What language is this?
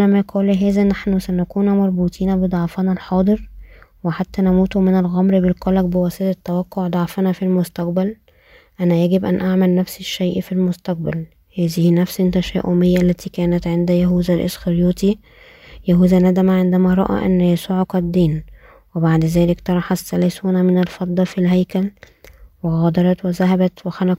Arabic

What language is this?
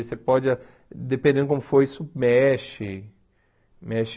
Portuguese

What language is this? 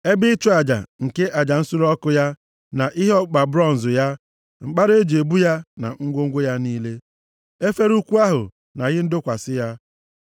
Igbo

